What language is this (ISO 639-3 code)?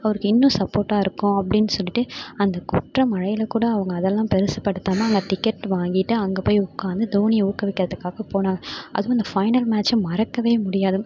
tam